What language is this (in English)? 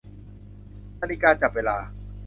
Thai